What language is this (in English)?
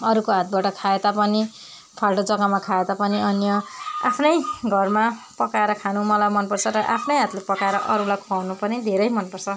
Nepali